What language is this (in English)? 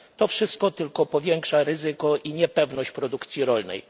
Polish